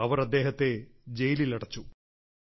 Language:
Malayalam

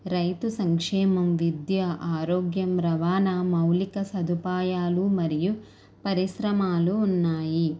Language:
Telugu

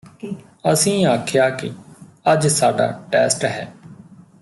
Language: Punjabi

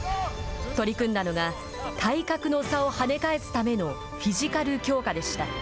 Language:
Japanese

